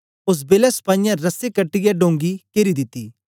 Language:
Dogri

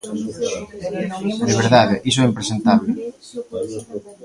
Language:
Galician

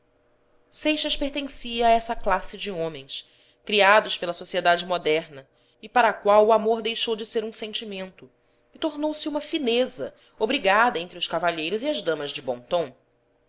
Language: Portuguese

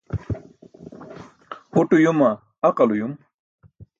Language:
Burushaski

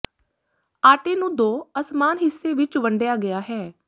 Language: Punjabi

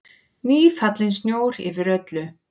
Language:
Icelandic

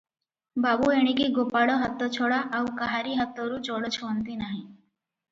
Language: Odia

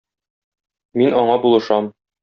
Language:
Tatar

